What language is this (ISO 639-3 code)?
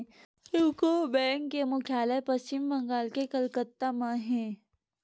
hne